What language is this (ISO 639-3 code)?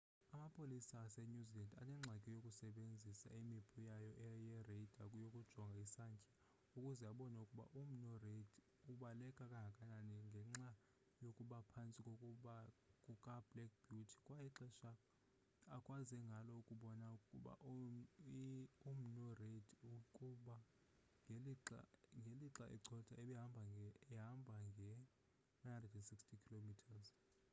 xho